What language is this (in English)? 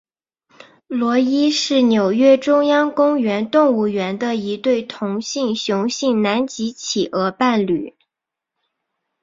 Chinese